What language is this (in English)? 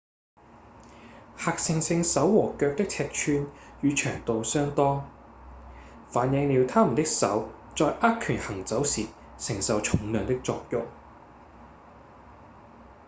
Cantonese